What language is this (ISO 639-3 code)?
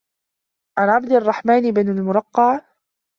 ara